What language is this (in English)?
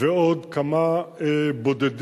Hebrew